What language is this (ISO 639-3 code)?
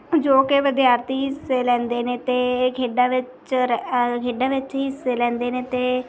pan